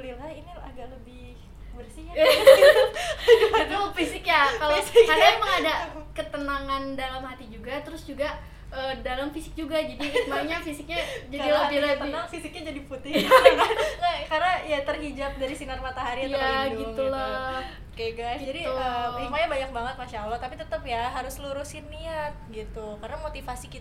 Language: Indonesian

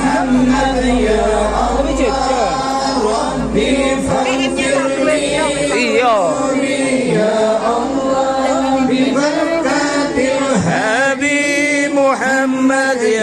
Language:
Arabic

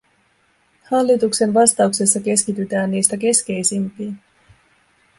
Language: Finnish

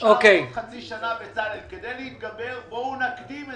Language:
Hebrew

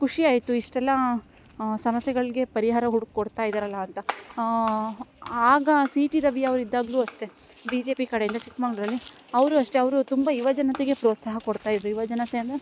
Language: Kannada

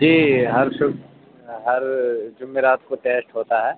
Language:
Urdu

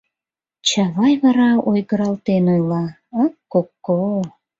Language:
Mari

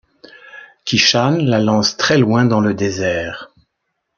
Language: French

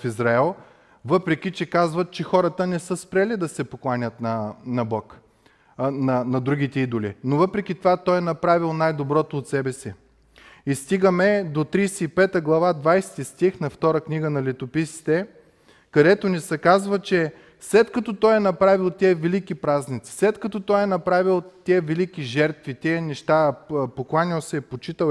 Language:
Bulgarian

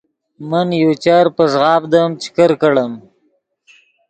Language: Yidgha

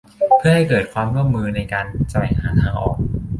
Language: Thai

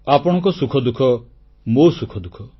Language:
Odia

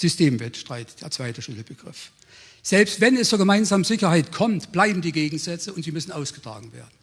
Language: German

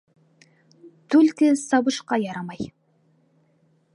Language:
Bashkir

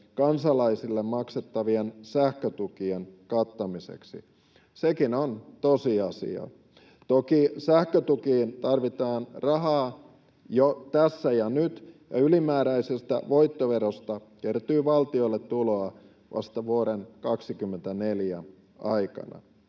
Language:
Finnish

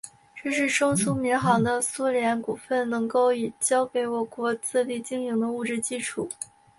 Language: Chinese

